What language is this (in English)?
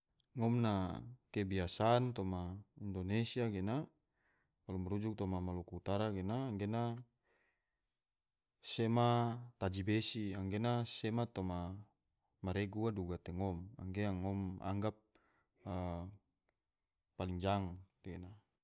Tidore